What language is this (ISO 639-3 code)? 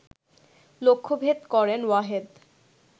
ben